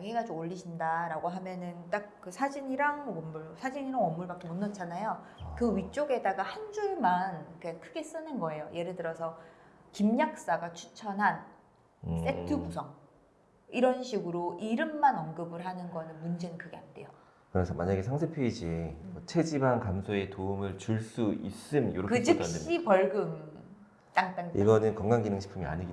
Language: Korean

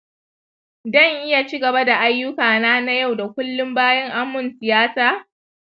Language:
Hausa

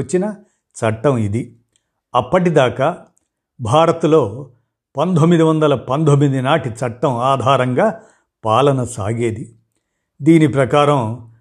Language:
Telugu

